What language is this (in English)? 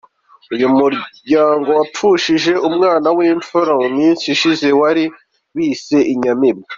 Kinyarwanda